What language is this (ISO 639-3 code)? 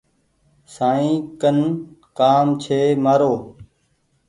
gig